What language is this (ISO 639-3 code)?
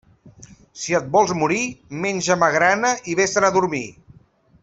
cat